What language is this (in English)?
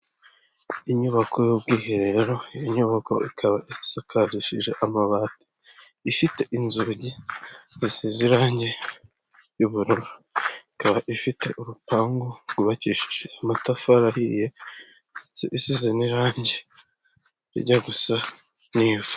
Kinyarwanda